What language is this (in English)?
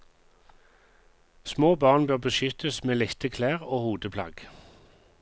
Norwegian